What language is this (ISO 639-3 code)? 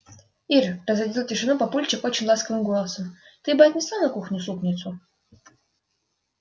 rus